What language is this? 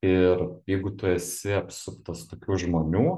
Lithuanian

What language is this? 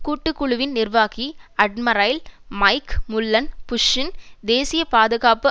Tamil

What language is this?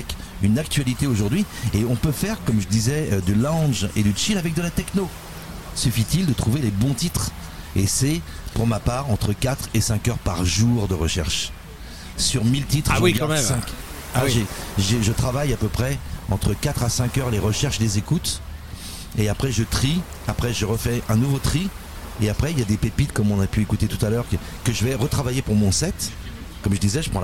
French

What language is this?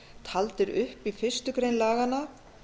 Icelandic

